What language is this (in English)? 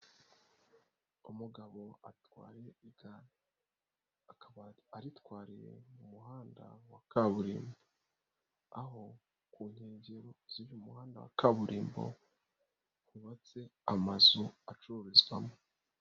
Kinyarwanda